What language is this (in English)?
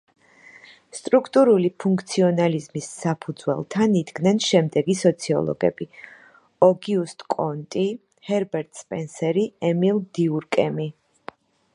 Georgian